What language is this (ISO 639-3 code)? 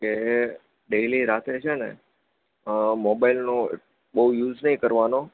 guj